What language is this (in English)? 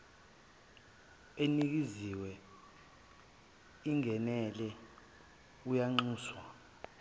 Zulu